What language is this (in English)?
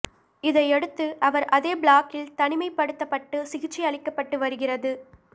Tamil